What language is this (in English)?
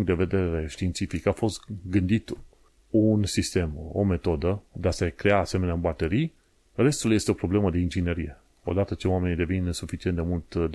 Romanian